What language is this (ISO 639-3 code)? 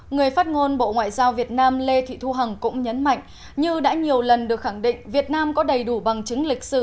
vie